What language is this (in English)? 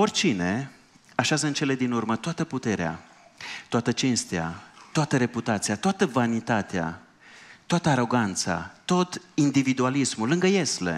Romanian